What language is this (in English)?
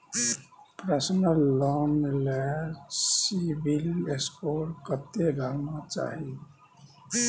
Maithili